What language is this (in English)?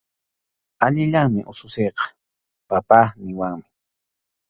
Arequipa-La Unión Quechua